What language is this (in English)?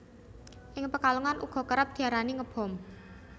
Javanese